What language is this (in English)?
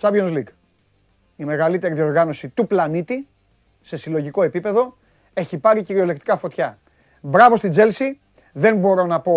Greek